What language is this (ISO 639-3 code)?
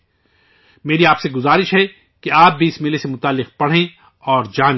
urd